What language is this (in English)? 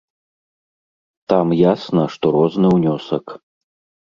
Belarusian